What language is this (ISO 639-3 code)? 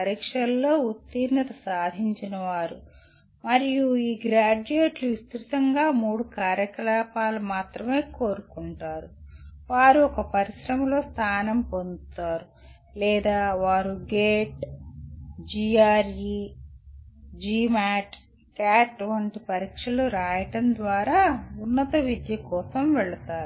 tel